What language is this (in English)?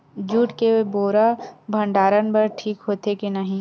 Chhattisgarhi